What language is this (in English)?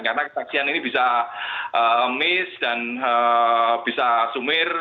Indonesian